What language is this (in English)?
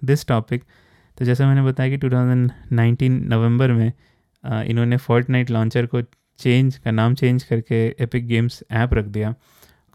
Hindi